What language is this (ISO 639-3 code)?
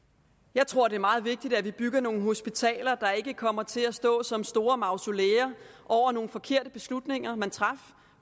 dan